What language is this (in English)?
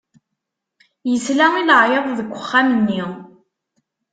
Kabyle